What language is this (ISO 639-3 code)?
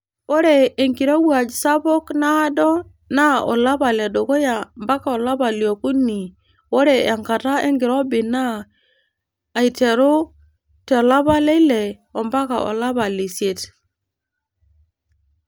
mas